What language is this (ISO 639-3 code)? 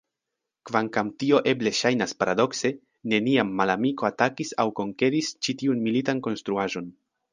epo